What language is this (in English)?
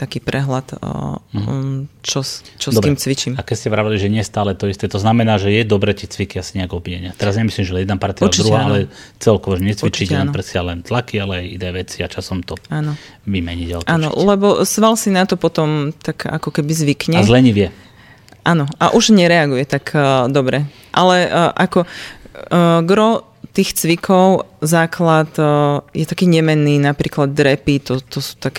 Slovak